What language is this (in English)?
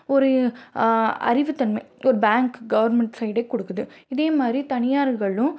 Tamil